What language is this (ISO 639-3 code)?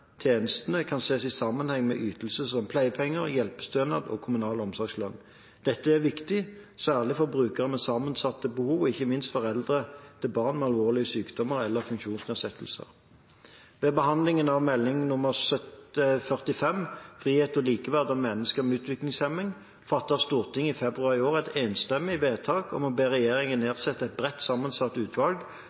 nob